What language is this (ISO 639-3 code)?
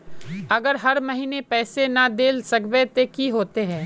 mag